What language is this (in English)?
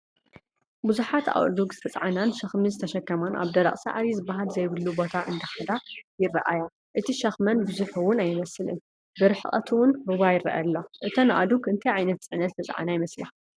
Tigrinya